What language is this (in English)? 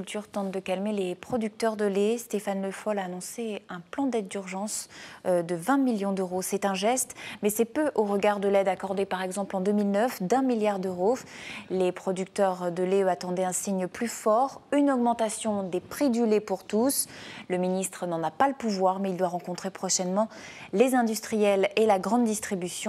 French